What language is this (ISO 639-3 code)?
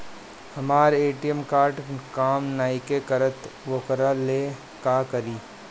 bho